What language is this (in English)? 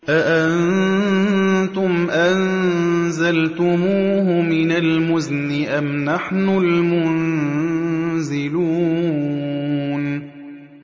Arabic